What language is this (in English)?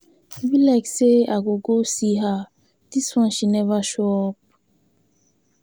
Nigerian Pidgin